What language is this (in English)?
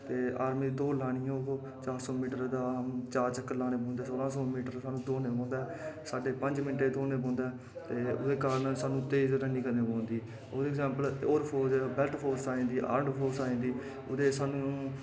Dogri